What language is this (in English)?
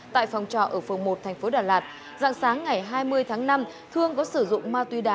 Vietnamese